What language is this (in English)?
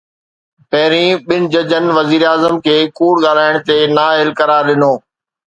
Sindhi